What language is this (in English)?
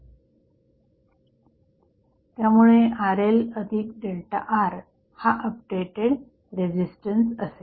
Marathi